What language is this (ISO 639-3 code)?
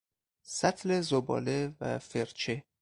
fas